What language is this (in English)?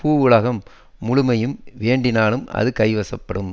Tamil